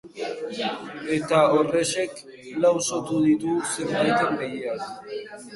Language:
Basque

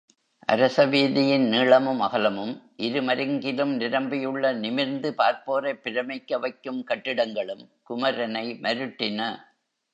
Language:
Tamil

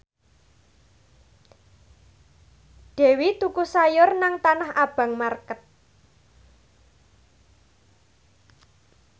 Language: Javanese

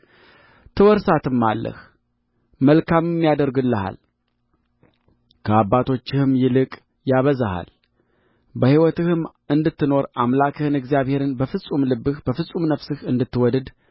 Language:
Amharic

